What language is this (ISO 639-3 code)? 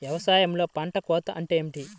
tel